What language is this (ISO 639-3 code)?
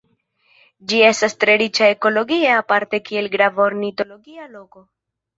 epo